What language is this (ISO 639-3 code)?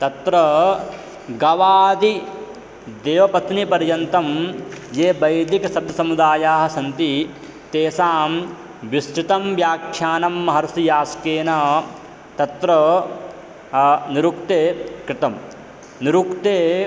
san